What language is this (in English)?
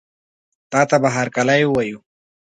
Pashto